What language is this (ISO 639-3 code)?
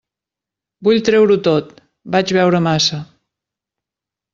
cat